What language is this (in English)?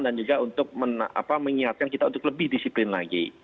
Indonesian